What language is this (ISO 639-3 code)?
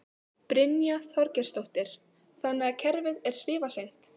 isl